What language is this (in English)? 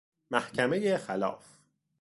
Persian